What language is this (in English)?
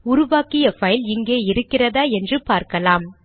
Tamil